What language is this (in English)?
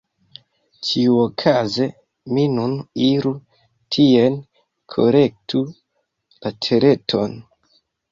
Esperanto